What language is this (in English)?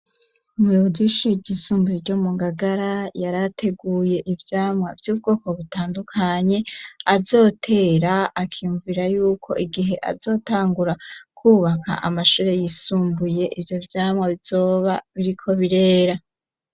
Rundi